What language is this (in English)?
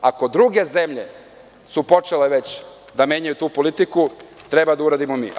Serbian